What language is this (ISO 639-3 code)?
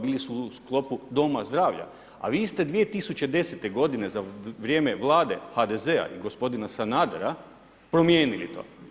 hrv